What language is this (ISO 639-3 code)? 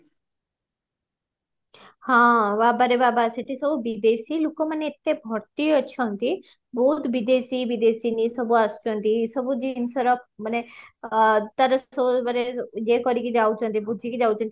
ori